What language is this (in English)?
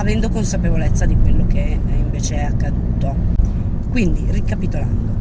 Italian